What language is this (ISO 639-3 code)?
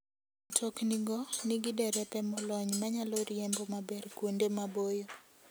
luo